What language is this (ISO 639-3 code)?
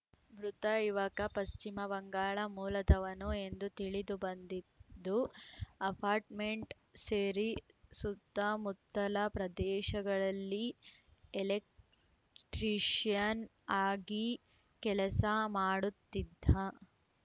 kan